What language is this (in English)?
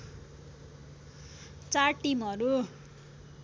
Nepali